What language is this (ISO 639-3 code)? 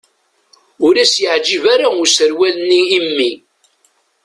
kab